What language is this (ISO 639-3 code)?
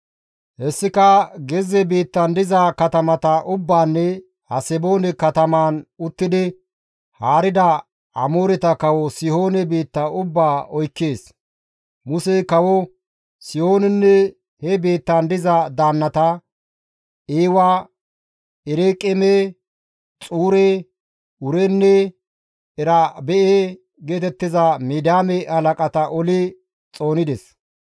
gmv